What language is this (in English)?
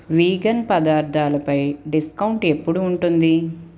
Telugu